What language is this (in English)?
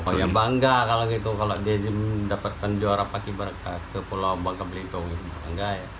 Indonesian